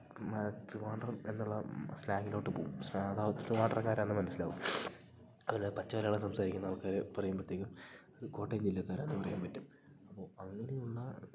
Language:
Malayalam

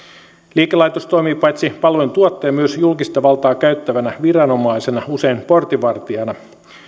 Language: Finnish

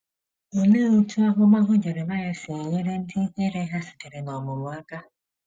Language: Igbo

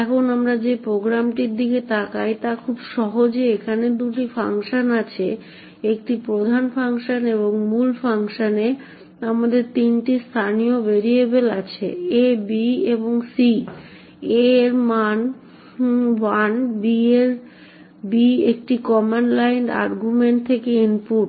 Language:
Bangla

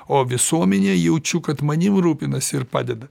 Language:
Lithuanian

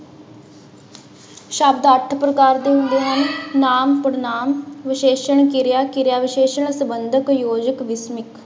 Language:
Punjabi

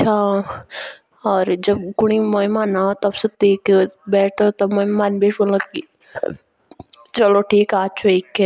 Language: Jaunsari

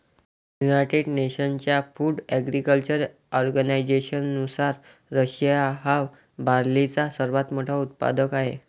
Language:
Marathi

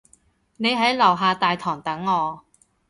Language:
Cantonese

